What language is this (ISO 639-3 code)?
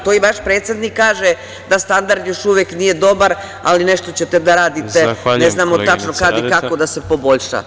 srp